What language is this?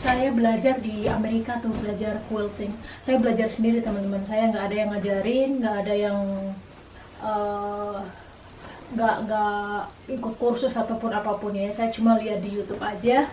Indonesian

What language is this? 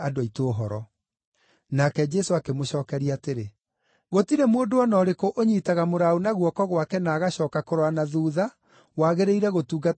Kikuyu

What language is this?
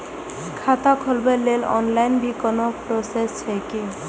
Maithili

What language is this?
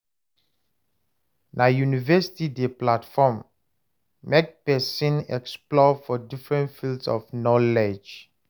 Nigerian Pidgin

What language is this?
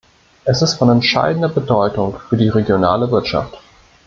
German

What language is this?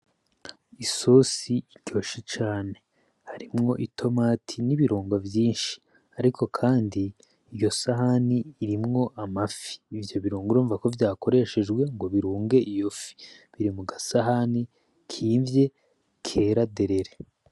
Rundi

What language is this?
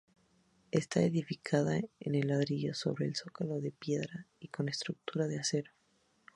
Spanish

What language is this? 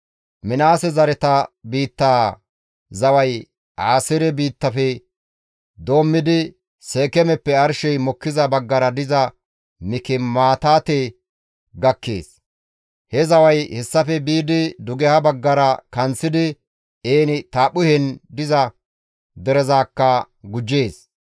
Gamo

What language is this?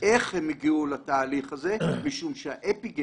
Hebrew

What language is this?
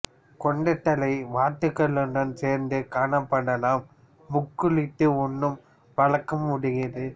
Tamil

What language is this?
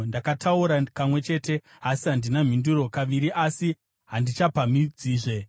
Shona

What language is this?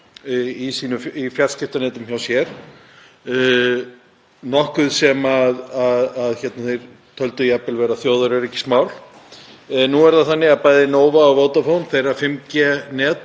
Icelandic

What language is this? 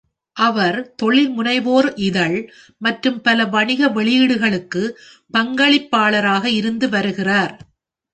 Tamil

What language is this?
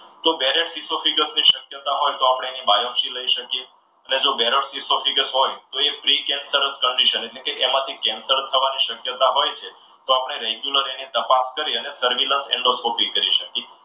Gujarati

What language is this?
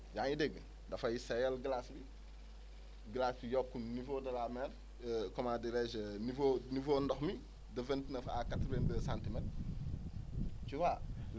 Wolof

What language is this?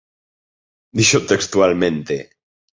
Galician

